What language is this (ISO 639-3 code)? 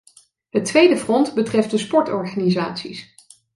nld